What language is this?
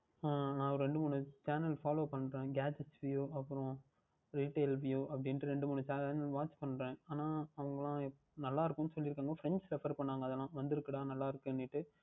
Tamil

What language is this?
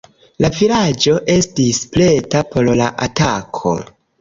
Esperanto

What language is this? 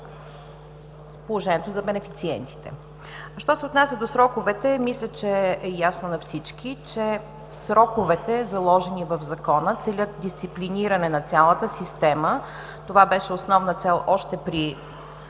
Bulgarian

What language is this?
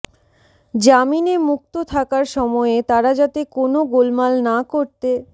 Bangla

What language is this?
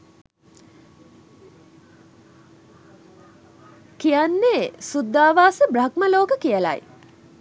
Sinhala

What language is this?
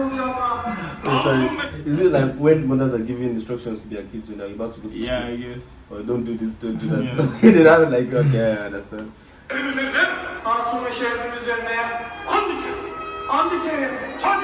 Turkish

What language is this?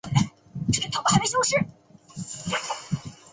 Chinese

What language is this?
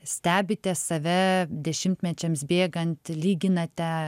Lithuanian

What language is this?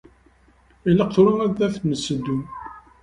Kabyle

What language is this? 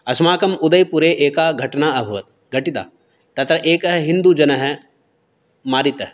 Sanskrit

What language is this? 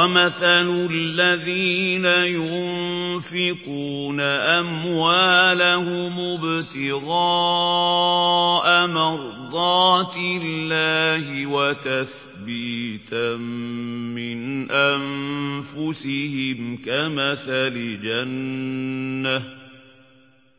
Arabic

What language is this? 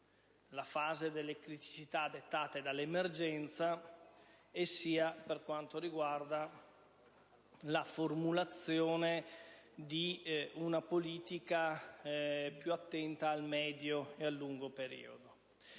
Italian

